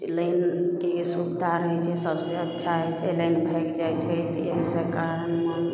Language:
Maithili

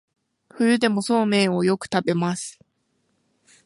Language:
Japanese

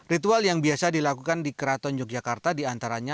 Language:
Indonesian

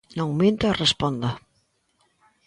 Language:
Galician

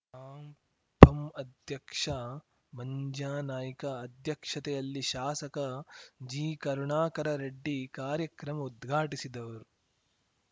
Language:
Kannada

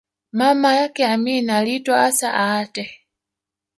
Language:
Swahili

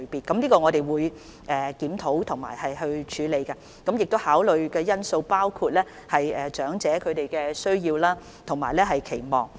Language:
Cantonese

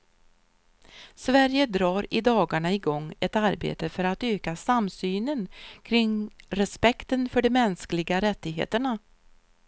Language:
Swedish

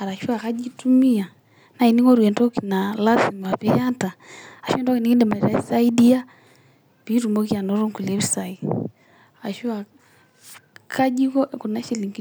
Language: Masai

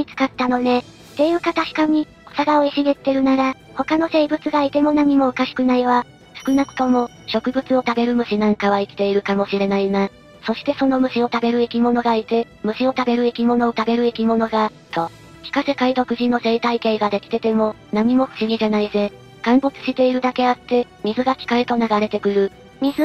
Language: Japanese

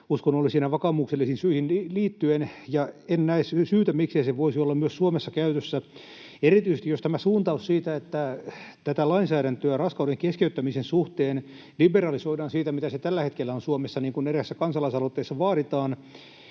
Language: Finnish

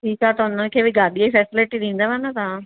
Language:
Sindhi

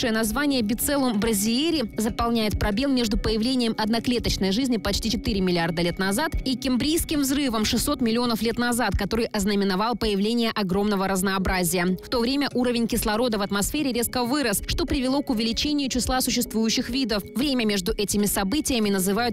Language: Russian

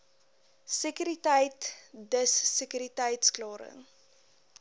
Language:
Afrikaans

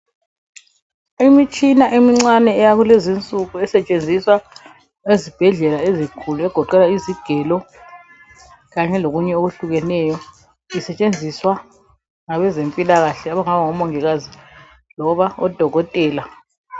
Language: North Ndebele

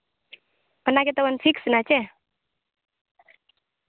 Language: Santali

